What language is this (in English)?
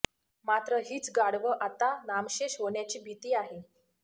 Marathi